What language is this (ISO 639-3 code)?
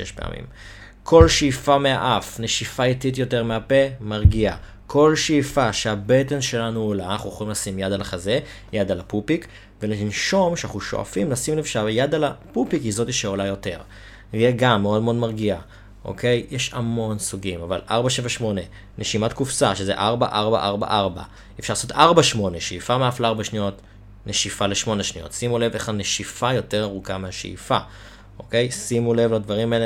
heb